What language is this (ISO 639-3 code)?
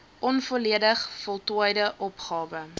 afr